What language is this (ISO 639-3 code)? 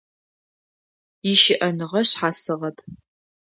ady